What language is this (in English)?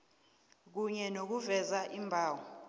South Ndebele